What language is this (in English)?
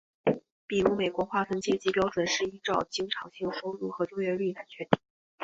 Chinese